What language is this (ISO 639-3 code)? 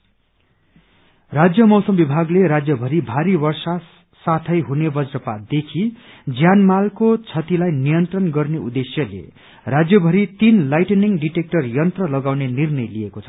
nep